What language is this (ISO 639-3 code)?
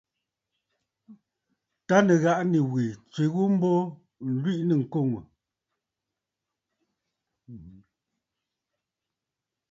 bfd